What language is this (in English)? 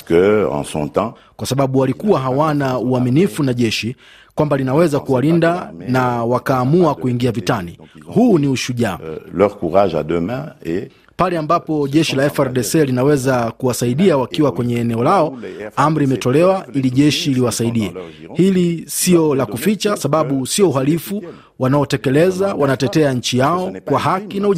Swahili